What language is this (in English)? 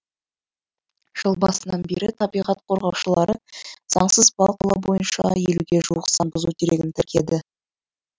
Kazakh